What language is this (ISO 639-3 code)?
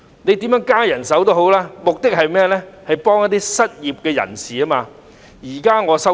yue